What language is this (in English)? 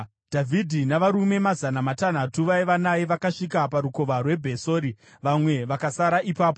Shona